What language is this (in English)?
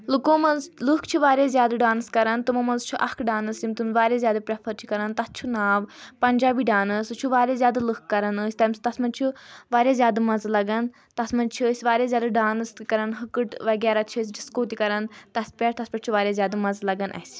Kashmiri